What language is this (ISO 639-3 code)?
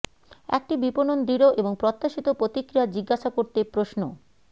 ben